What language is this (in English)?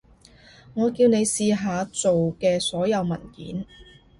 Cantonese